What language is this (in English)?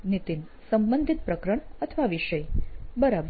Gujarati